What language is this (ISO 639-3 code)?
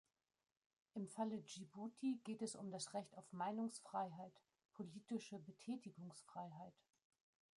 deu